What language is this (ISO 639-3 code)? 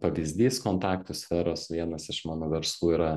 lit